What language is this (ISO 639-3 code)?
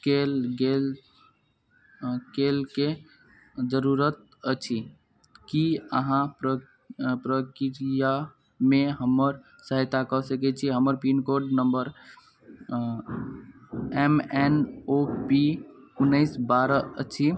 mai